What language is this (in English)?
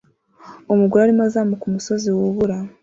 Kinyarwanda